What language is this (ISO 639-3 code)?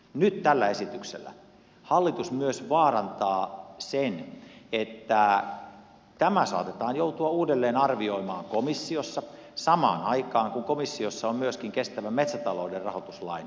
fin